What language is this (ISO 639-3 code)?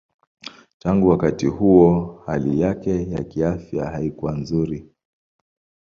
swa